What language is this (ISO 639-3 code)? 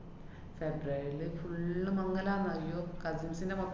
mal